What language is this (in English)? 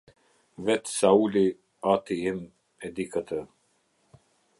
Albanian